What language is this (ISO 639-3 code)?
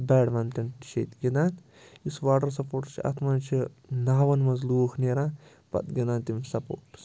kas